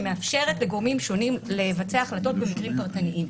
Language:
Hebrew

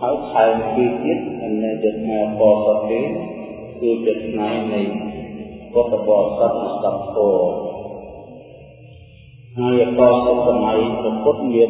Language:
Vietnamese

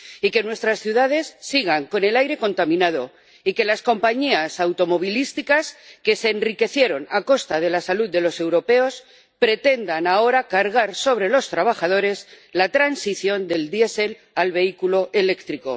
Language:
Spanish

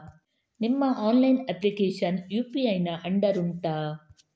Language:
Kannada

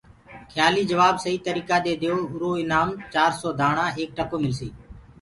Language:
Gurgula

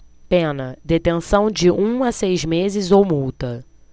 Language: Portuguese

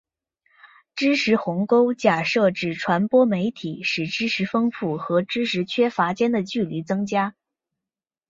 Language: Chinese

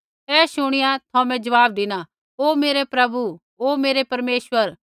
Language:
Kullu Pahari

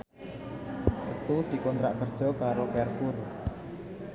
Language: Javanese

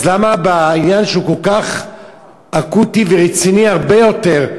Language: Hebrew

